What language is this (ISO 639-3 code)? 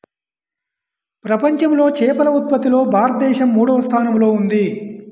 tel